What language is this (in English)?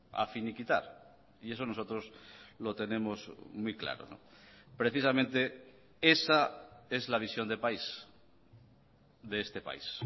Spanish